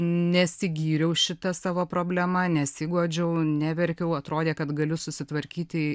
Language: Lithuanian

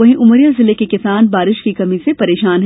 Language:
Hindi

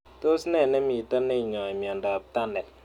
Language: Kalenjin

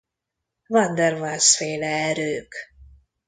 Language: Hungarian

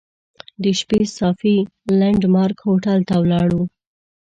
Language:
Pashto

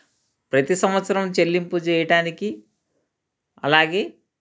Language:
Telugu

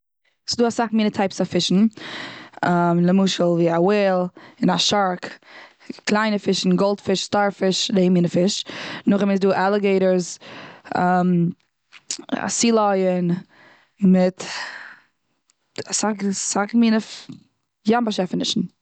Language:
Yiddish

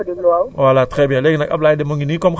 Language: Wolof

